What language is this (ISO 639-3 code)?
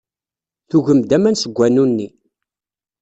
kab